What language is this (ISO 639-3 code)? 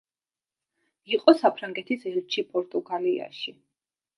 kat